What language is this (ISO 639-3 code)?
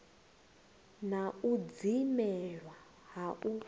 ven